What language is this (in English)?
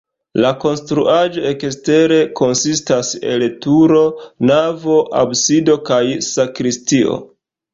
Esperanto